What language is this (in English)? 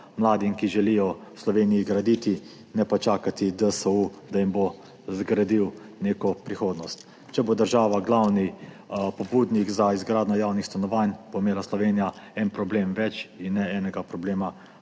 Slovenian